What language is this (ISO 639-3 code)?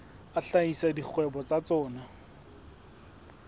sot